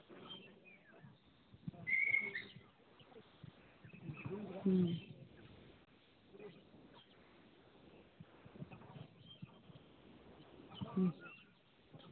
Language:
Santali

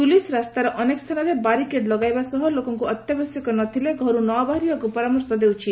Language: Odia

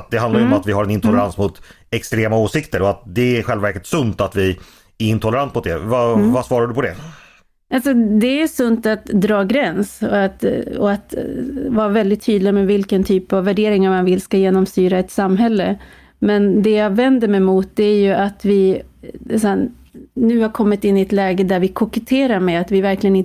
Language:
Swedish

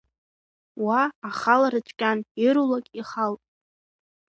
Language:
Abkhazian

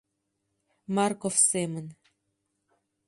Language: Mari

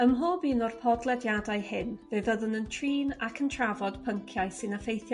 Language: Welsh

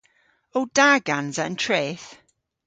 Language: Cornish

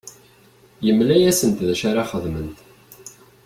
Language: Kabyle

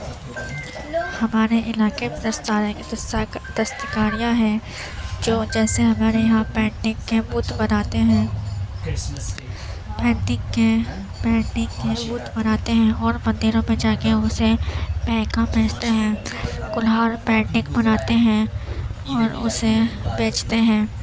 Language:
Urdu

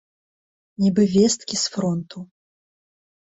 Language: Belarusian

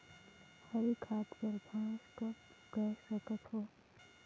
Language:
Chhattisgarhi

